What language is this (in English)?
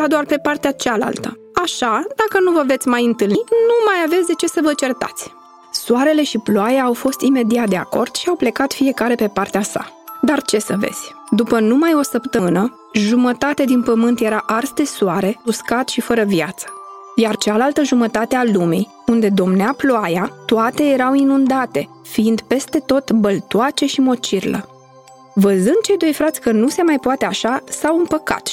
Romanian